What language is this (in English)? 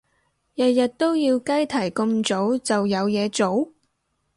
Cantonese